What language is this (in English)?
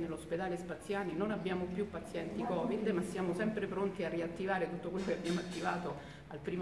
Italian